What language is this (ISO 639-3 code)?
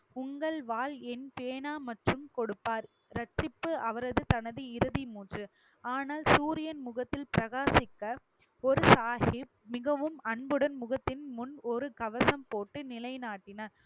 tam